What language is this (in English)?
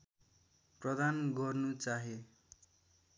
Nepali